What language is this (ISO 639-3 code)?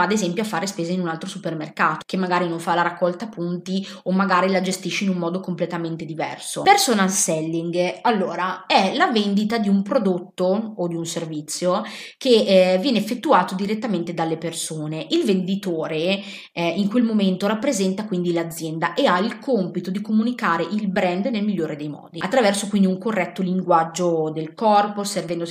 ita